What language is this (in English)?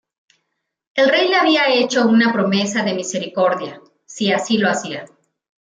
Spanish